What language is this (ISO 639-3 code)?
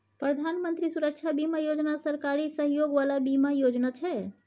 mai